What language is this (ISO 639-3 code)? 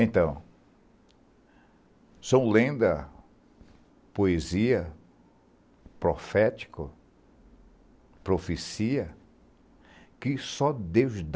por